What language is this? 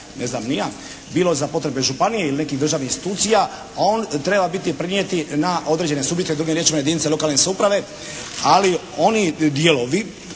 Croatian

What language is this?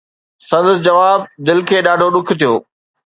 Sindhi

